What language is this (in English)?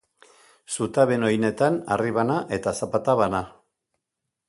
Basque